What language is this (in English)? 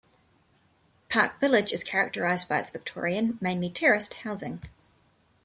English